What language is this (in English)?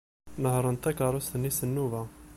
Kabyle